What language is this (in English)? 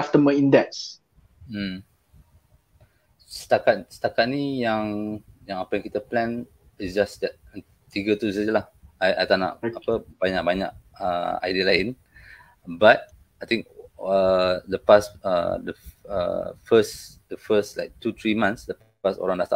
Malay